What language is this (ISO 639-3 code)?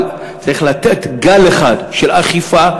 heb